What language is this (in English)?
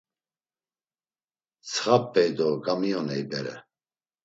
Laz